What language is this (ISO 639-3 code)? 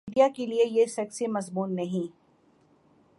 urd